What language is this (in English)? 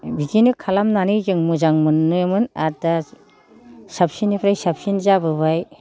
Bodo